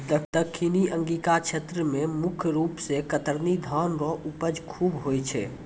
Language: Maithili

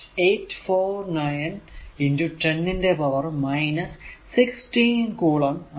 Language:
Malayalam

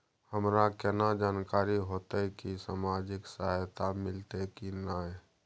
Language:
Maithili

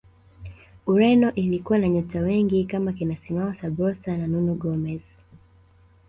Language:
Swahili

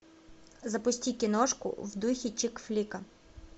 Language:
Russian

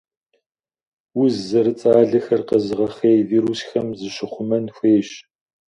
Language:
Kabardian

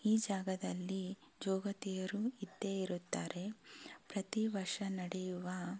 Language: Kannada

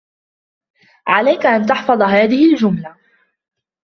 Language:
Arabic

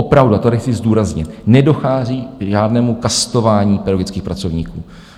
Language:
Czech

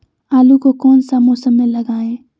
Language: Magahi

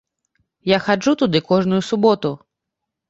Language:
Belarusian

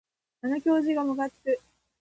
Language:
Japanese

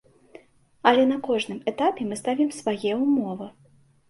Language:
Belarusian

